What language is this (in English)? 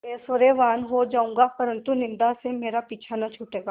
Hindi